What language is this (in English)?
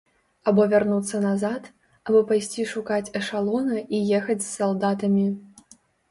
Belarusian